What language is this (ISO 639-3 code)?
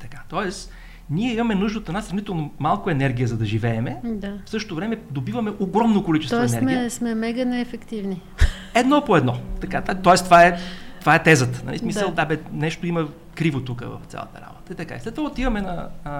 bul